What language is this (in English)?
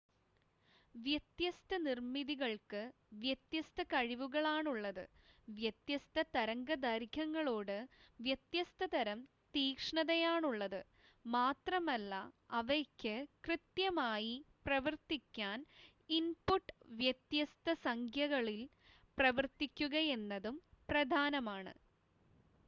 Malayalam